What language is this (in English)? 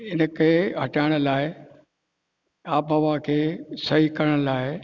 Sindhi